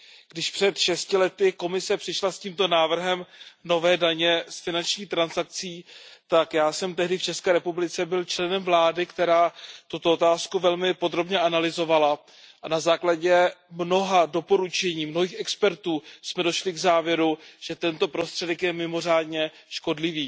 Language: Czech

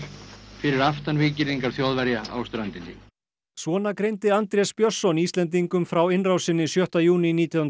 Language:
Icelandic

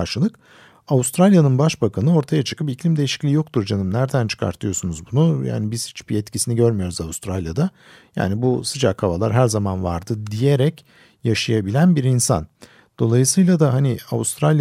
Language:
Turkish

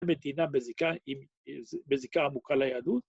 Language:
Hebrew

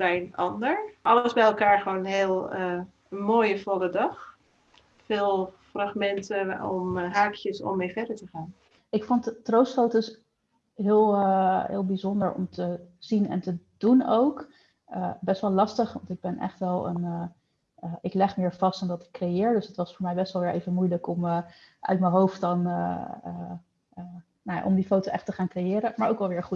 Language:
Dutch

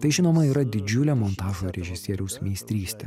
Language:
Lithuanian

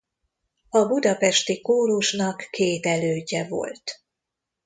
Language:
Hungarian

